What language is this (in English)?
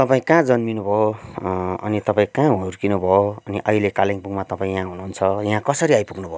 Nepali